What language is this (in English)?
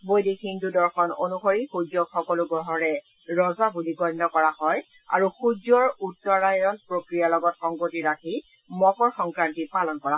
Assamese